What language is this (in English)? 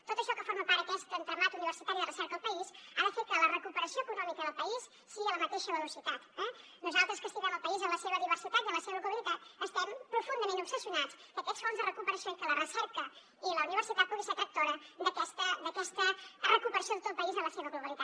Catalan